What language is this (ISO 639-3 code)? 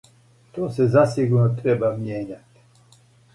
srp